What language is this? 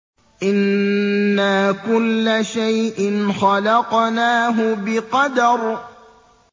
Arabic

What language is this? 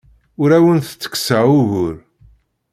Kabyle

